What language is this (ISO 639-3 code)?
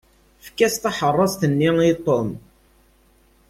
kab